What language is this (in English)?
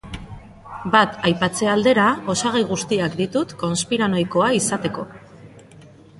Basque